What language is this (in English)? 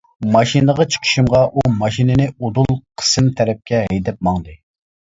Uyghur